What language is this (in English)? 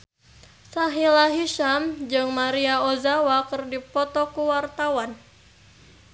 Sundanese